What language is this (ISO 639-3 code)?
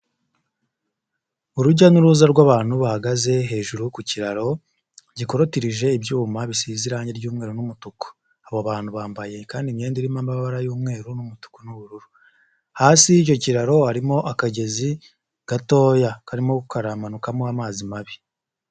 kin